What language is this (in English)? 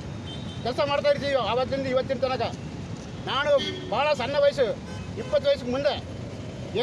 Kannada